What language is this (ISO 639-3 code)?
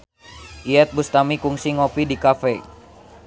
sun